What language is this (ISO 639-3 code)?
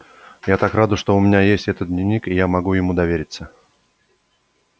rus